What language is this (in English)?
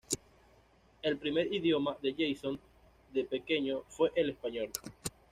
Spanish